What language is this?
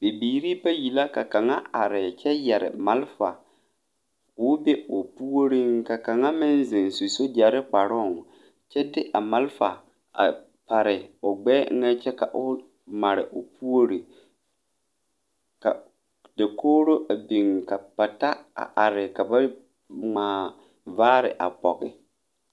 Southern Dagaare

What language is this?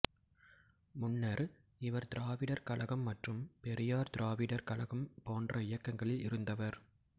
Tamil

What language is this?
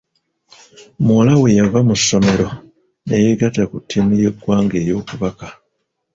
Ganda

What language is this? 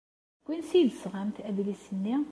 Kabyle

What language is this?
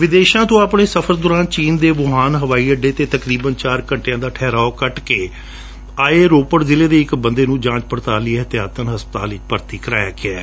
Punjabi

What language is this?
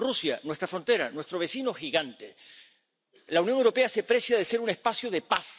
Spanish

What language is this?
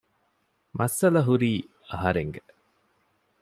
Divehi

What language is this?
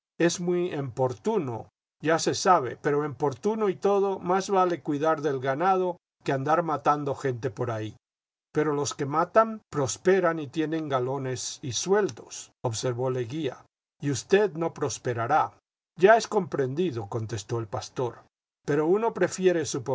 Spanish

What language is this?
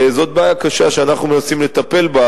Hebrew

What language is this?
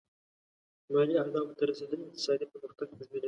Pashto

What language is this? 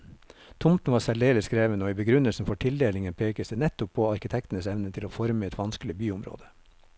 Norwegian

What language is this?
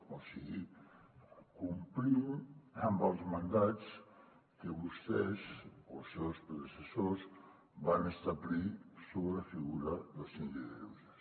Catalan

